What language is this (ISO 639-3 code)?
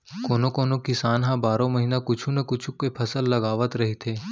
hne